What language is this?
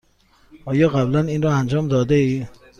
Persian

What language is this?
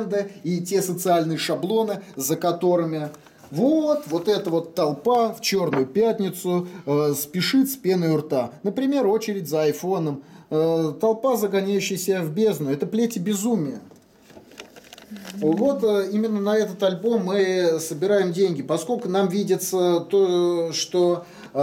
Russian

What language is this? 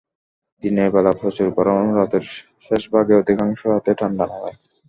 Bangla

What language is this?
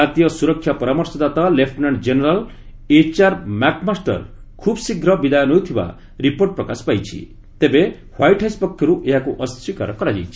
Odia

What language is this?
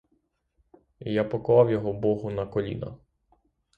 Ukrainian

